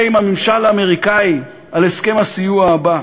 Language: Hebrew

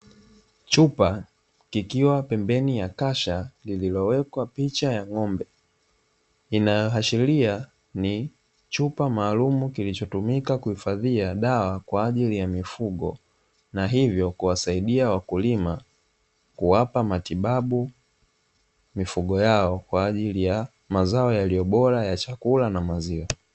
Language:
Swahili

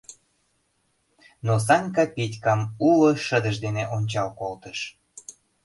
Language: Mari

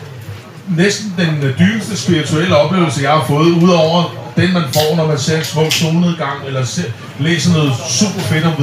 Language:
Danish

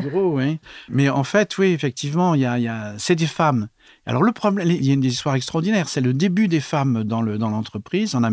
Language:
French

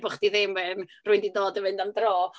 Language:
Welsh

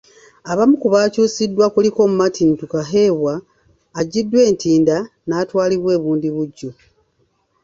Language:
Ganda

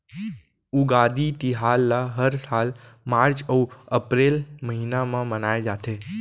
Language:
Chhattisgarhi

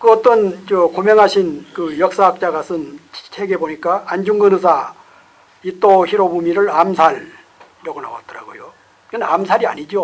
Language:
Korean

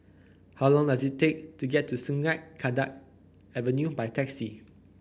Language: English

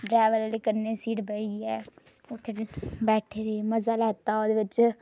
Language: Dogri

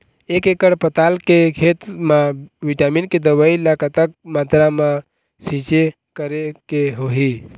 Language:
Chhattisgarhi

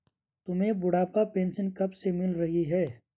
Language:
Hindi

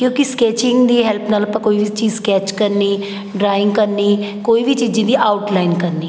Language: Punjabi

